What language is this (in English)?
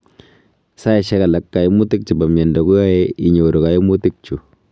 Kalenjin